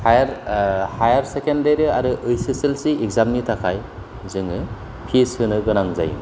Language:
Bodo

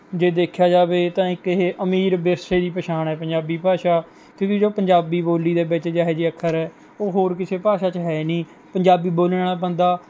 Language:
Punjabi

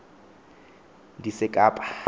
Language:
Xhosa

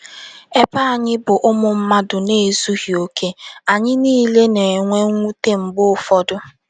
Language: Igbo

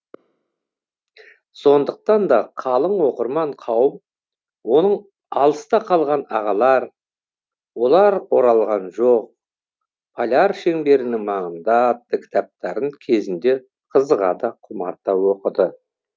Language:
Kazakh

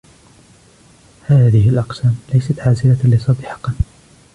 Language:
Arabic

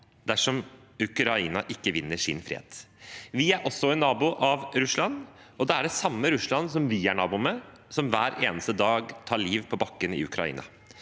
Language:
Norwegian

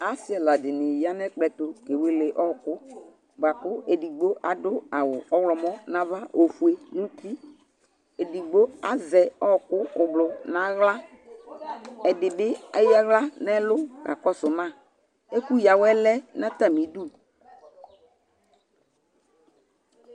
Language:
Ikposo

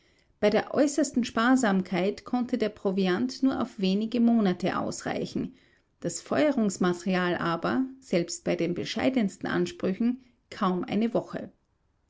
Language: German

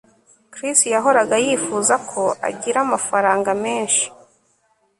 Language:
Kinyarwanda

